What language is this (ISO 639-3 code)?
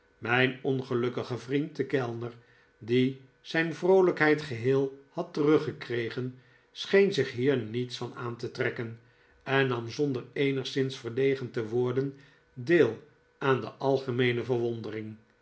nld